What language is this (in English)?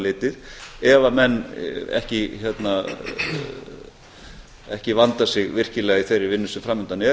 Icelandic